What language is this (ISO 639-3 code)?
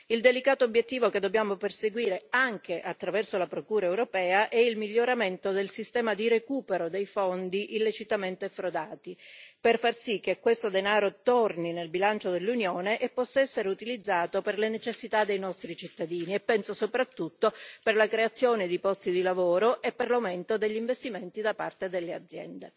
ita